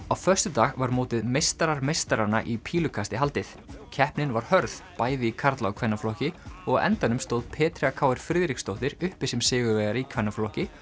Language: Icelandic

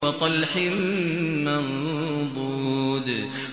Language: Arabic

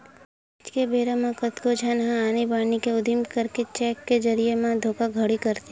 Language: Chhattisgarhi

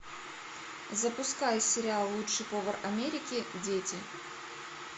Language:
Russian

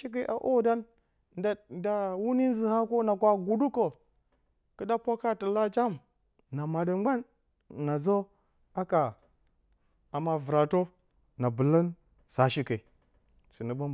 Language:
Bacama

